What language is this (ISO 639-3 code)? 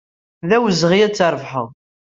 kab